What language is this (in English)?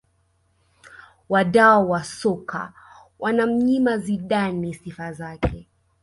Swahili